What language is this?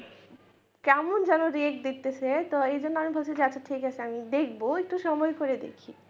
Bangla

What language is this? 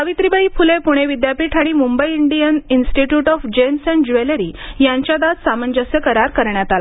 Marathi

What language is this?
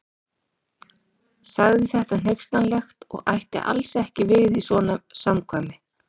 Icelandic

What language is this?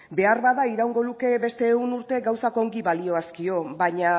Basque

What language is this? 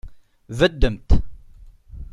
Kabyle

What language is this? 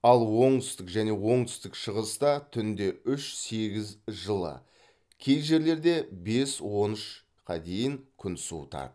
Kazakh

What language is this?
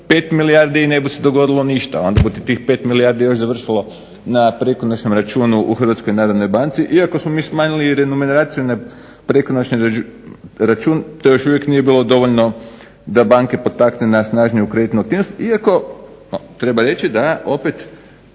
Croatian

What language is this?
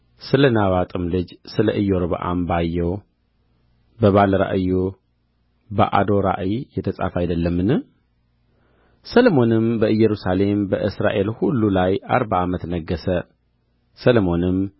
Amharic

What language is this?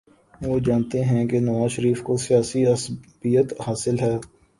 Urdu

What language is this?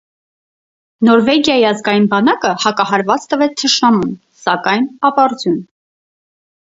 Armenian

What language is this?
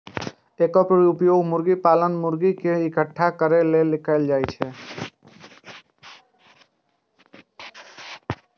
Maithili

